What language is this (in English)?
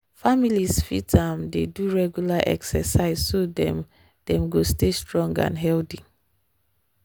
Nigerian Pidgin